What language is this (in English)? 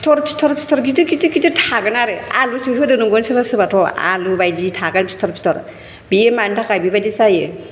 Bodo